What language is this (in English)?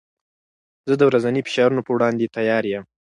Pashto